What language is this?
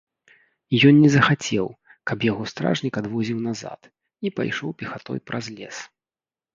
Belarusian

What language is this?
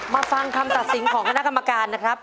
Thai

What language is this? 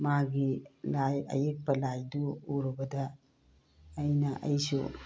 Manipuri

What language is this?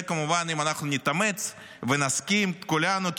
Hebrew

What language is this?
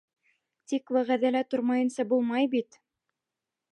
Bashkir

